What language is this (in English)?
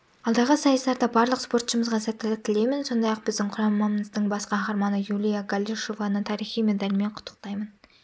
Kazakh